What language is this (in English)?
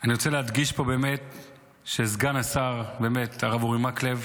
Hebrew